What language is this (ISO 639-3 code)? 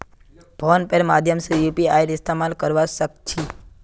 mag